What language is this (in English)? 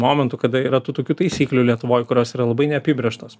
Lithuanian